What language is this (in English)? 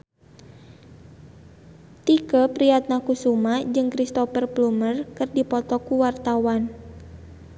Sundanese